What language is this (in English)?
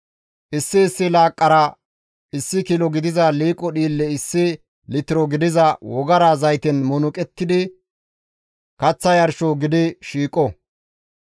Gamo